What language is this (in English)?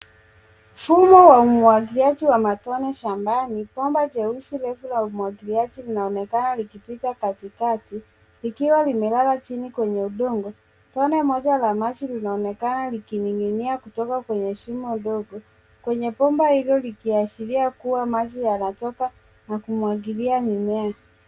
Swahili